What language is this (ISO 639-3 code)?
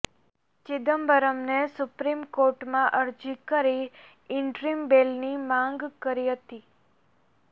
guj